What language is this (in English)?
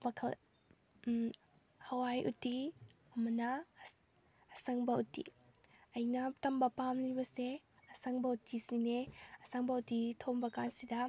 Manipuri